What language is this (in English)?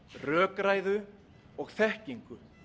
Icelandic